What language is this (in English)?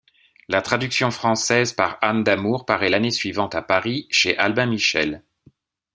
French